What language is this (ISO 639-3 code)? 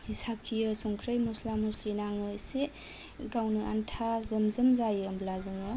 brx